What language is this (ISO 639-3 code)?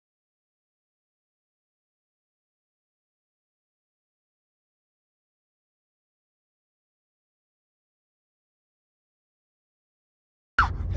ind